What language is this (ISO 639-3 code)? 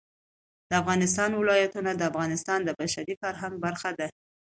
pus